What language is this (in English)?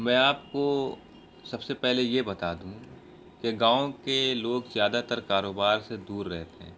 Urdu